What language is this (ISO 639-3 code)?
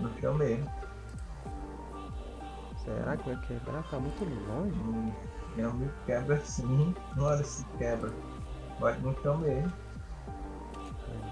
por